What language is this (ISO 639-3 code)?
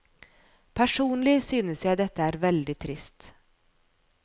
nor